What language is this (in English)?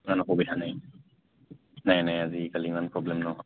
Assamese